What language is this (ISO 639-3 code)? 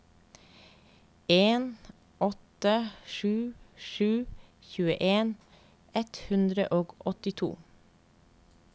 nor